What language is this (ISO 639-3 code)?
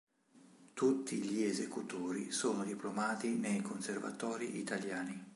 ita